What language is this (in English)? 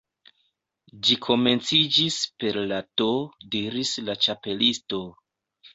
Esperanto